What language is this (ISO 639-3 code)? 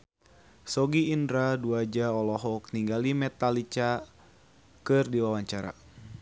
sun